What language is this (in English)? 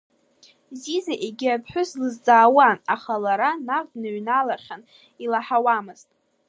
Abkhazian